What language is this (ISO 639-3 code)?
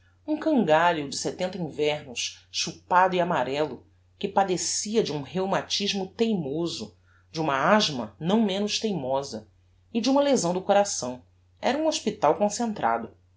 por